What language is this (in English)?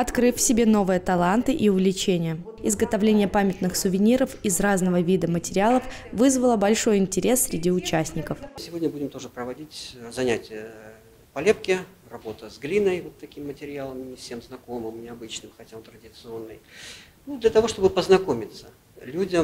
Russian